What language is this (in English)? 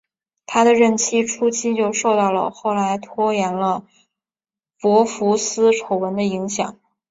Chinese